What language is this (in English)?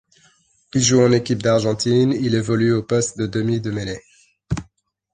French